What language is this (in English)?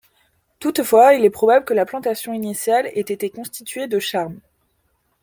French